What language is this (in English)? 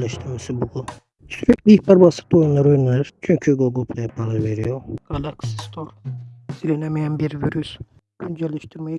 Turkish